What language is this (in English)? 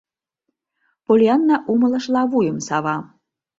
Mari